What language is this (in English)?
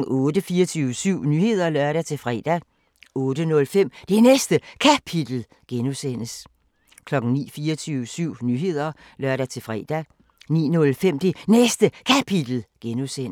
Danish